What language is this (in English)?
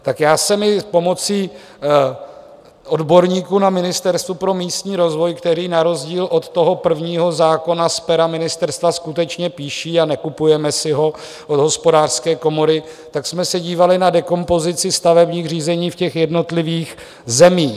Czech